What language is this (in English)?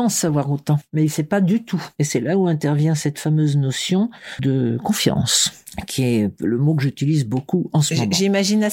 French